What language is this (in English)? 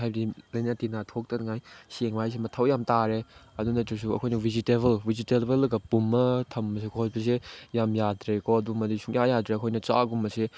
Manipuri